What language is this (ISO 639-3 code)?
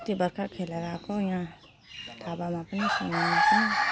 nep